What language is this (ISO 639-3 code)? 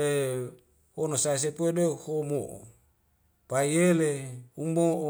weo